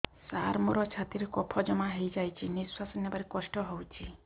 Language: Odia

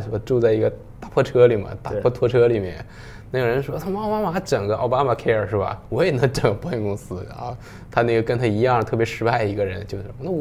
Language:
Chinese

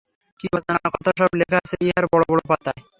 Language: Bangla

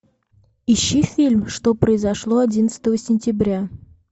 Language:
Russian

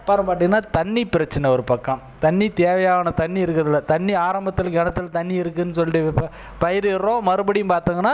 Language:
Tamil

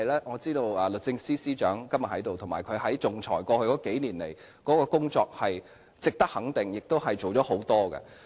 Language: Cantonese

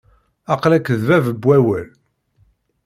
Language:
Kabyle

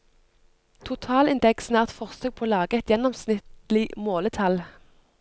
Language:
Norwegian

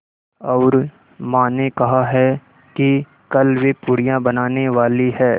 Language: Hindi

